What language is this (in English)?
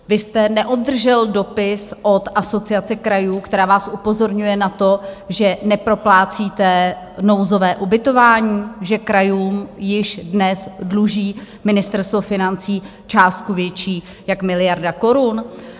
Czech